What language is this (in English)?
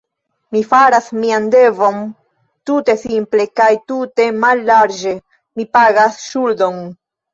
Esperanto